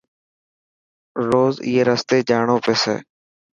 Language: Dhatki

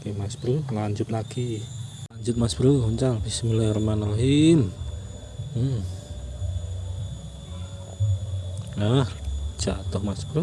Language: Indonesian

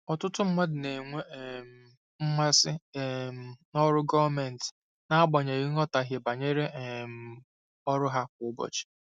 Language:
Igbo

